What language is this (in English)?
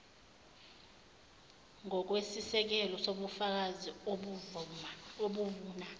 Zulu